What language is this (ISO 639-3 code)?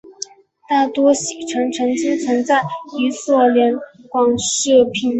zho